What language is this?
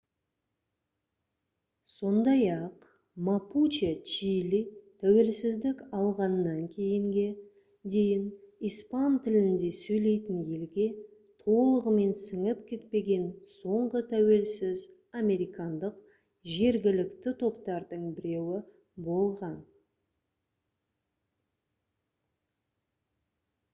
Kazakh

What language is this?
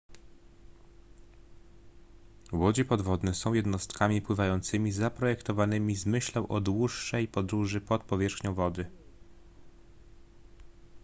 Polish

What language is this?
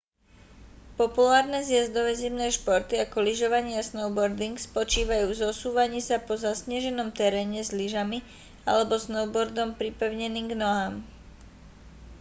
Slovak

